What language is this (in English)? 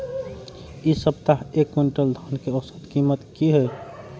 Maithili